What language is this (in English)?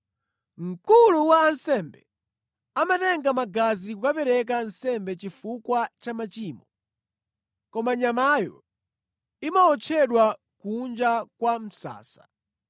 Nyanja